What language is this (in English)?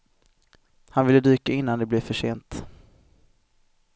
Swedish